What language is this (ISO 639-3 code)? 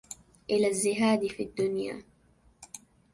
ara